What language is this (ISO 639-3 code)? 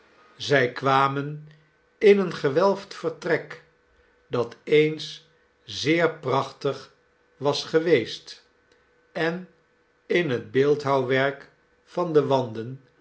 nld